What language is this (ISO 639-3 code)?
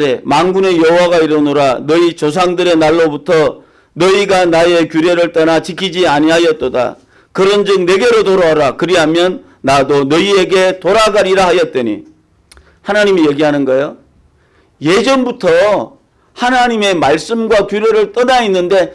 kor